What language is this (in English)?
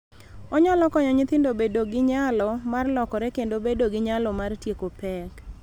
Luo (Kenya and Tanzania)